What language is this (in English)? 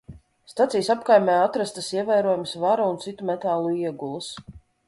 Latvian